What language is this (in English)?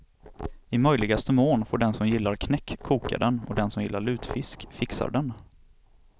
Swedish